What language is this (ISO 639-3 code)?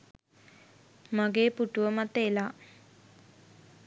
sin